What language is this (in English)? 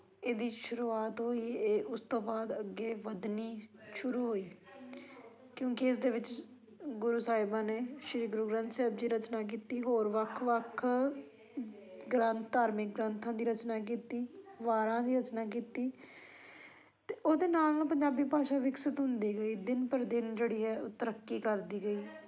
Punjabi